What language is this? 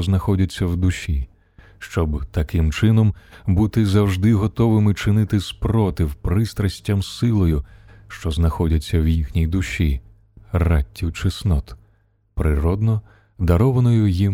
Ukrainian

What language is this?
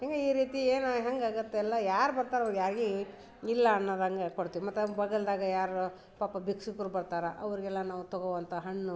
Kannada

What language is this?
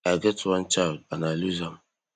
Nigerian Pidgin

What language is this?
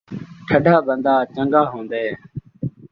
Saraiki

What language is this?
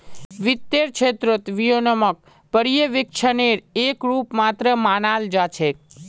Magahi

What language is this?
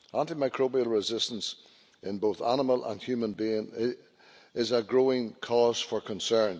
English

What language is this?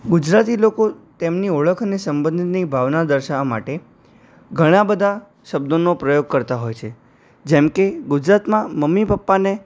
Gujarati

